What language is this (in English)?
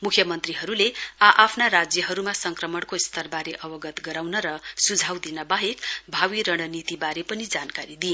Nepali